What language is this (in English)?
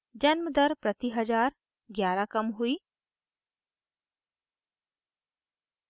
Hindi